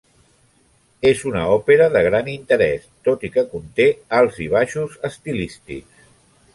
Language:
Catalan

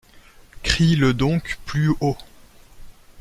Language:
French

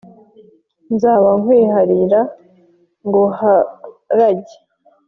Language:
Kinyarwanda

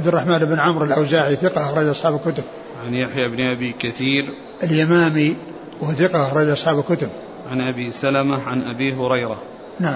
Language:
Arabic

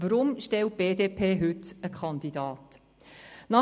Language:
Swiss German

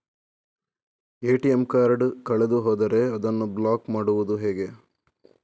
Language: Kannada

